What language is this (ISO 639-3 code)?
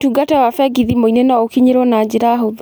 kik